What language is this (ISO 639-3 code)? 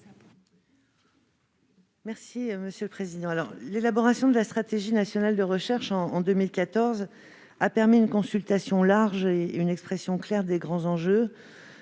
fra